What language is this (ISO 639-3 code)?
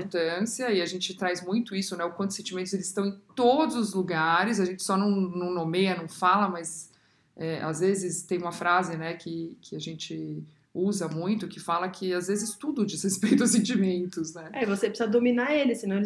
por